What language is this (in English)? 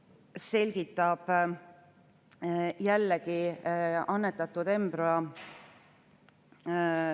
Estonian